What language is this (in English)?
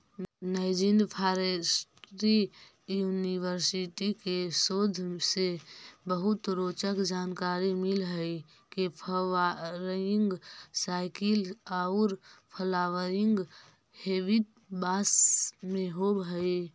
Magahi